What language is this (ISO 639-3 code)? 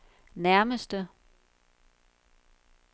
dan